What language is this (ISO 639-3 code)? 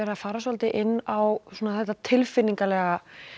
isl